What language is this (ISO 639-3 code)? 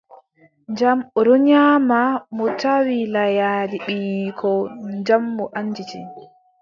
fub